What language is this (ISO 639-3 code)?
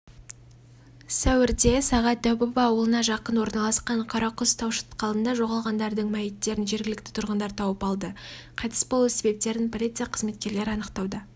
kaz